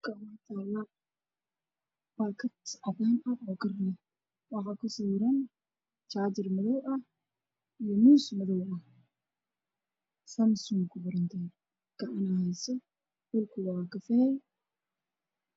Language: Somali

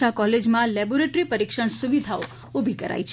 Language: Gujarati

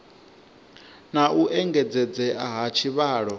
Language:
Venda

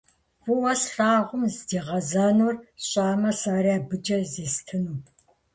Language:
Kabardian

